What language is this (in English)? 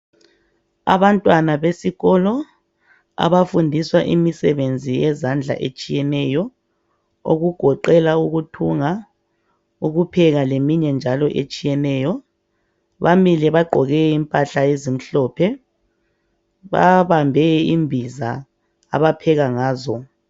North Ndebele